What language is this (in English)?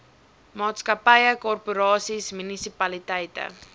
Afrikaans